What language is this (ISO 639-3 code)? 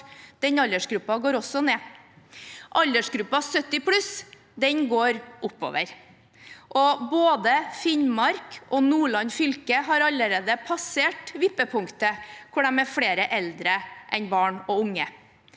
nor